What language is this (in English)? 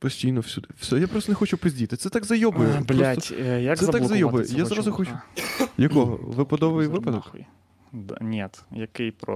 Ukrainian